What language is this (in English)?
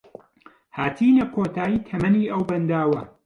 Central Kurdish